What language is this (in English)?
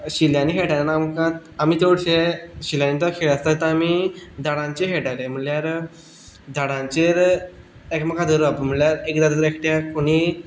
Konkani